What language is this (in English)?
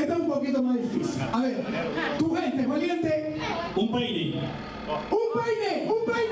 Spanish